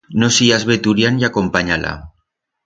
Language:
Aragonese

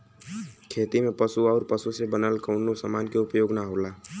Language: Bhojpuri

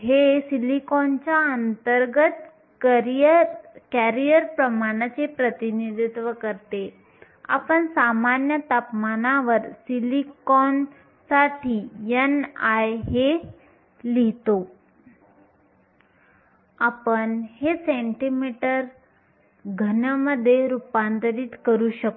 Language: Marathi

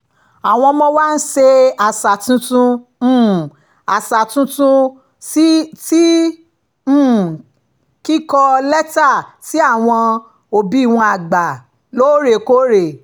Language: Yoruba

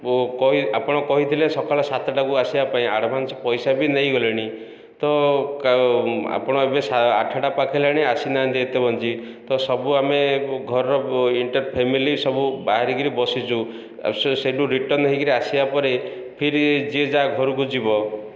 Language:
Odia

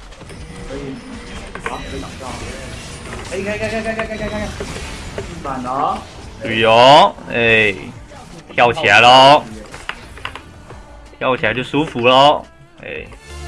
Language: Chinese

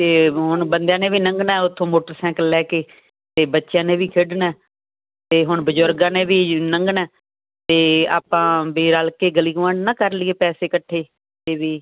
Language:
Punjabi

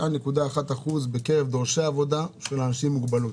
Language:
Hebrew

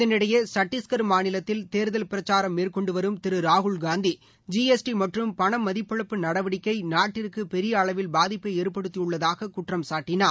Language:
Tamil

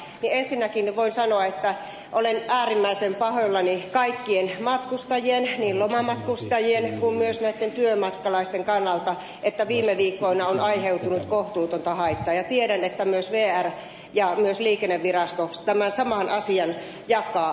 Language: Finnish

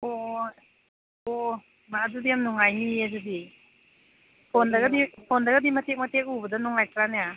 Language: Manipuri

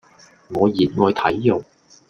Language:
Cantonese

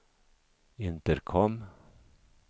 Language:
Swedish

